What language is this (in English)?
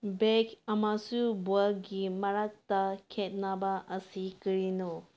Manipuri